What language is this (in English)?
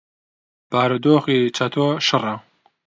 Central Kurdish